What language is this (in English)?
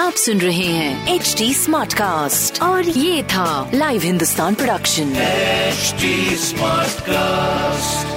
Hindi